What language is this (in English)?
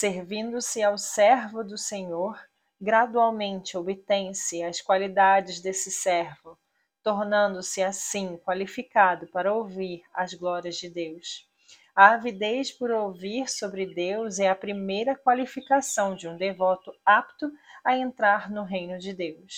Portuguese